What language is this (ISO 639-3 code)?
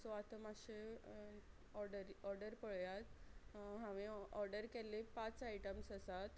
kok